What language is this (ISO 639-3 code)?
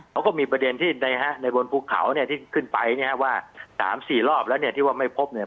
tha